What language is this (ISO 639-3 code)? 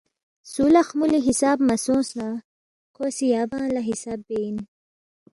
bft